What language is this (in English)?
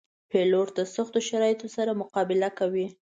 Pashto